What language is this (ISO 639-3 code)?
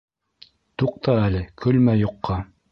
bak